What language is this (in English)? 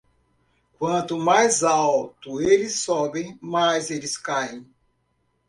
Portuguese